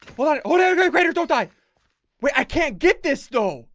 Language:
English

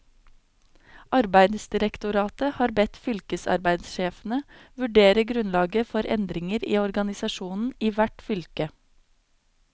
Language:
Norwegian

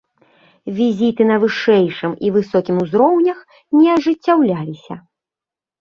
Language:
Belarusian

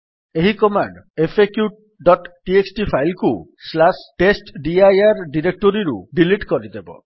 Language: Odia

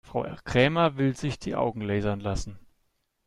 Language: German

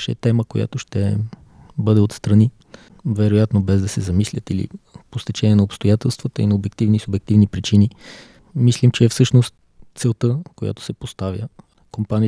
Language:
Bulgarian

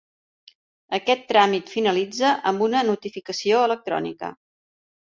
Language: Catalan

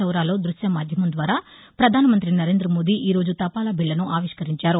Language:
Telugu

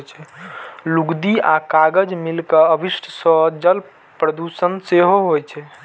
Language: Maithili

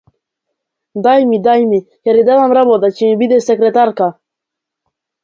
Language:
Macedonian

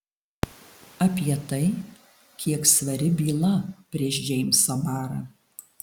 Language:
Lithuanian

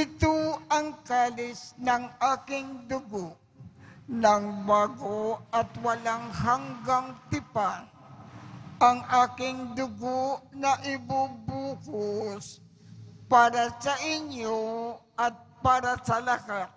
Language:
Filipino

